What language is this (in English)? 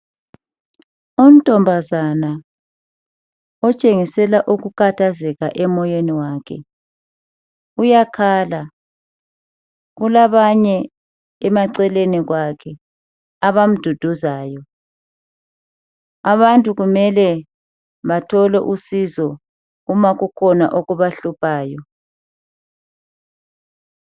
North Ndebele